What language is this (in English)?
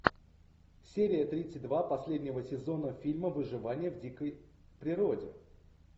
Russian